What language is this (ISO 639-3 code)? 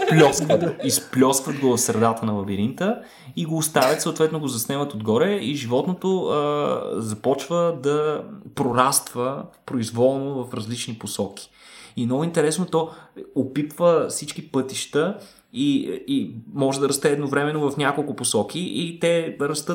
bul